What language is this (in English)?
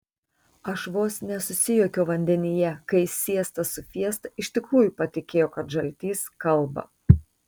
Lithuanian